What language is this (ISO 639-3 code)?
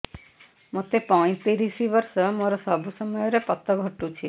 ori